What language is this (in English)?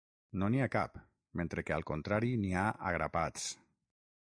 Catalan